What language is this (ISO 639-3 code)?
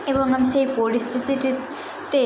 ben